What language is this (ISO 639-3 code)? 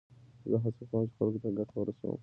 pus